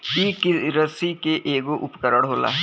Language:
Bhojpuri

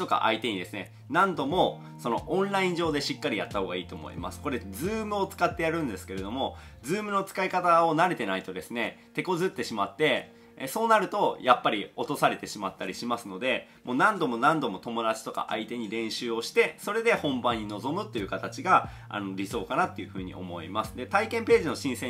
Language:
Japanese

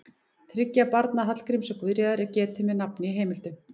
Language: Icelandic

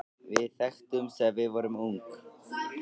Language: Icelandic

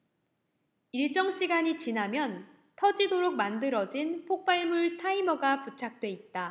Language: Korean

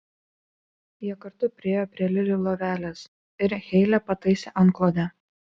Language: Lithuanian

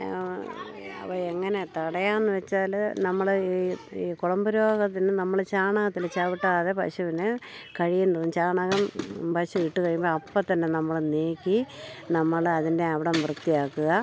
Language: Malayalam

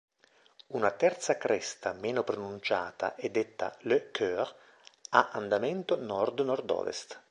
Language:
Italian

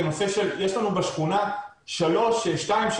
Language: Hebrew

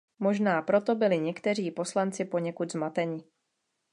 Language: Czech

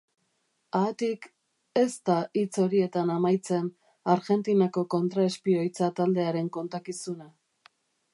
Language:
Basque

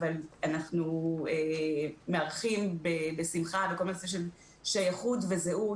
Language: Hebrew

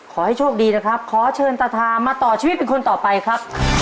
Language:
Thai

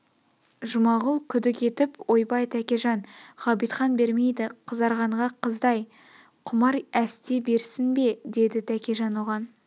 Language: Kazakh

